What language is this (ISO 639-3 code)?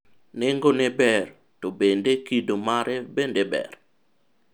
luo